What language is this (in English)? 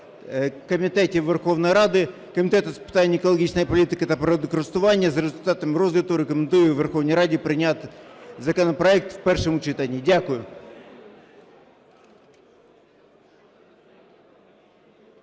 Ukrainian